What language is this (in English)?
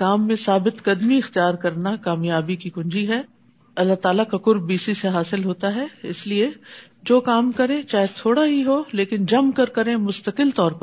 Urdu